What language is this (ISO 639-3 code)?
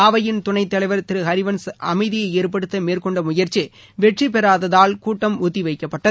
tam